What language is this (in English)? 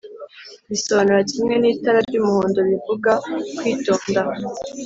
Kinyarwanda